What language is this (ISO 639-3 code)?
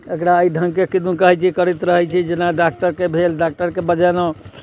mai